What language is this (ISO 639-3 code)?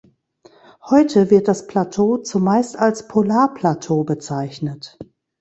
deu